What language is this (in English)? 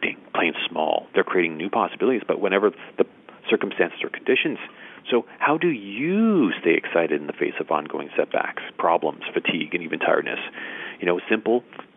English